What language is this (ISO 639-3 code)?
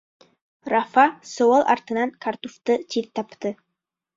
bak